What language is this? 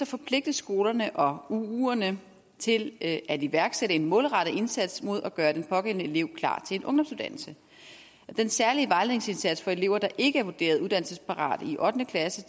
Danish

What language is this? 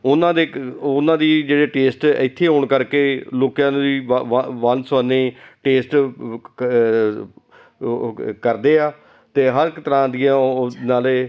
Punjabi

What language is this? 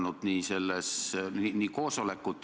Estonian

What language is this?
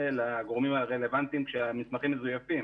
Hebrew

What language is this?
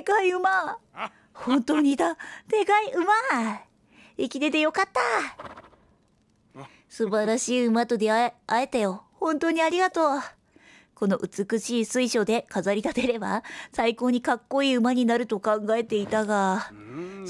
Japanese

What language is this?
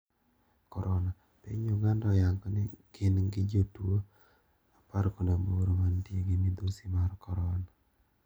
Luo (Kenya and Tanzania)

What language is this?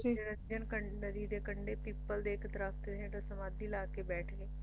Punjabi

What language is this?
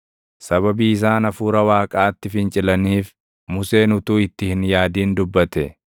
Oromo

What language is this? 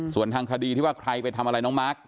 Thai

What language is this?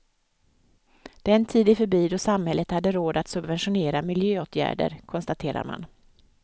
Swedish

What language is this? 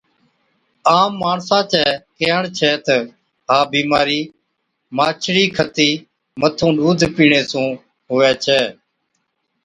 Od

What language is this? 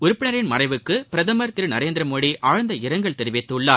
Tamil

